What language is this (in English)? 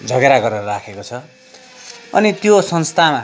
Nepali